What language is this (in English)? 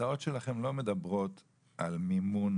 Hebrew